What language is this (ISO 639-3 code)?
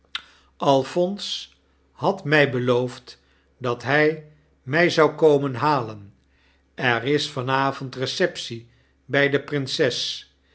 nld